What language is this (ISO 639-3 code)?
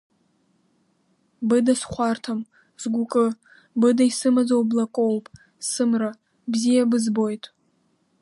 abk